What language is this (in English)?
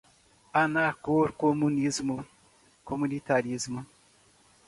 Portuguese